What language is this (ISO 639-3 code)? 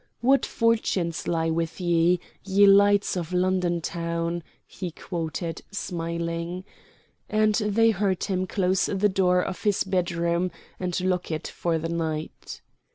eng